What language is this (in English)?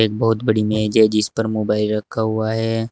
Hindi